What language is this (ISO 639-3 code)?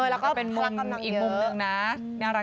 tha